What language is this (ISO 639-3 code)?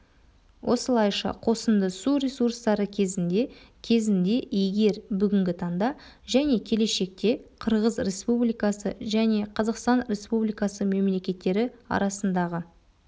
kaz